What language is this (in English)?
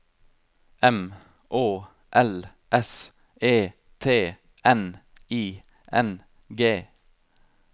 Norwegian